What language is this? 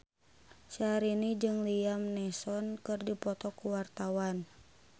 Sundanese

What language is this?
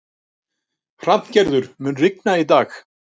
Icelandic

